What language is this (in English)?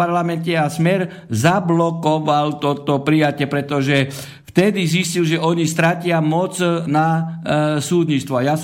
Slovak